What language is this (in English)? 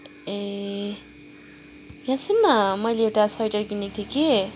Nepali